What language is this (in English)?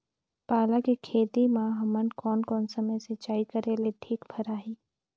Chhattisgarhi